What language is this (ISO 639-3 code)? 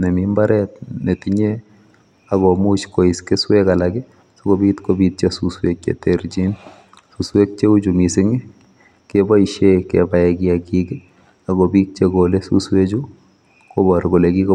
kln